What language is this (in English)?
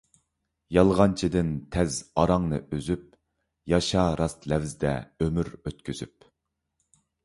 Uyghur